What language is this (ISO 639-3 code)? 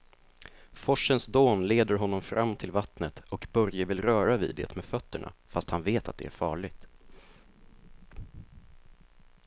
swe